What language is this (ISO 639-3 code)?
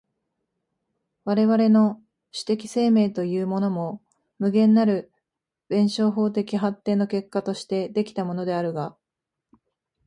jpn